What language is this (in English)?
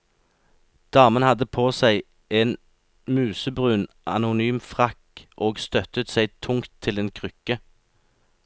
Norwegian